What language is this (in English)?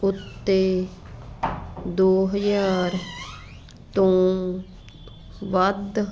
Punjabi